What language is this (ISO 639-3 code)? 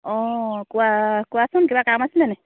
asm